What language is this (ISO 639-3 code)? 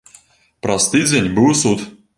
bel